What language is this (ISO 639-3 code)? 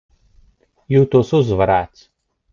lav